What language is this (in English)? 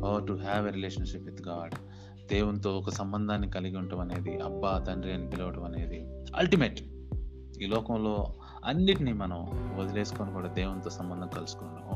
Telugu